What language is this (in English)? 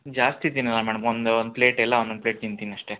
Kannada